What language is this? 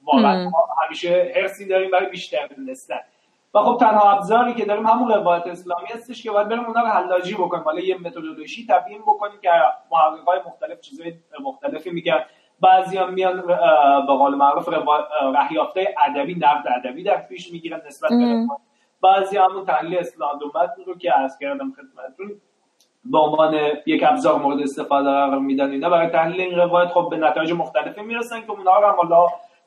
Persian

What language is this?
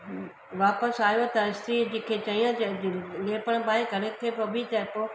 Sindhi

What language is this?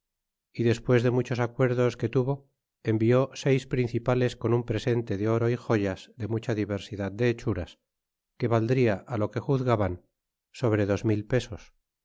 Spanish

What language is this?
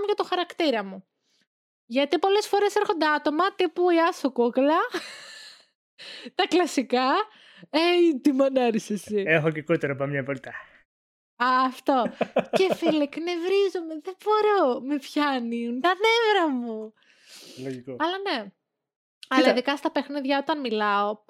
Greek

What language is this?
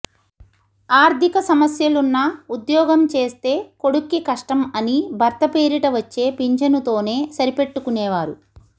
Telugu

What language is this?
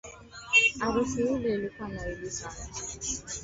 Swahili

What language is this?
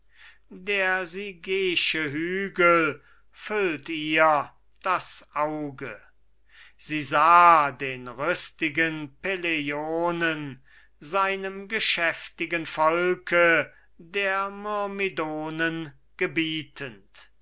German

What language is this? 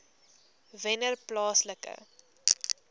Afrikaans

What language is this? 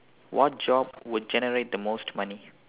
English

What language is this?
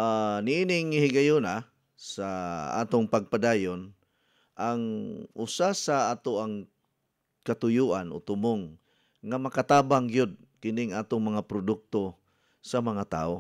Filipino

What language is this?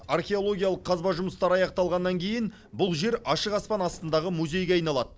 Kazakh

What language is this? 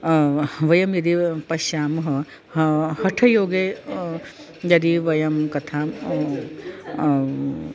Sanskrit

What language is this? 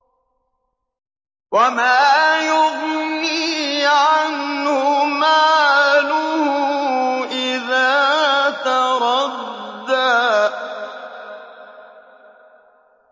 Arabic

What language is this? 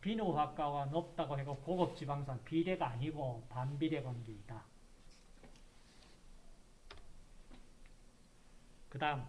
Korean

